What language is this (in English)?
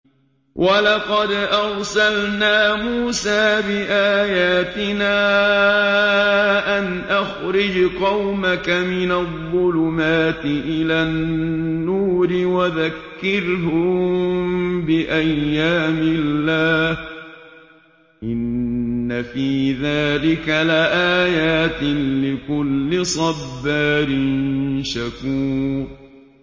Arabic